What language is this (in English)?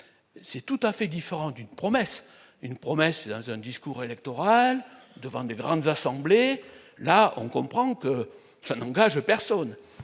French